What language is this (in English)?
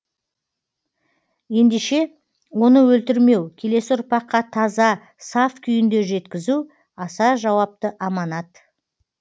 Kazakh